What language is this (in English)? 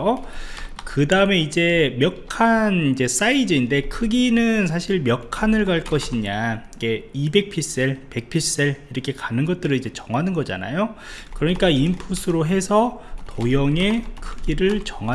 Korean